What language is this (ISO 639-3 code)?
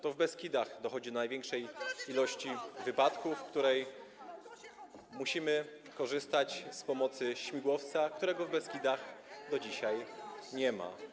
pol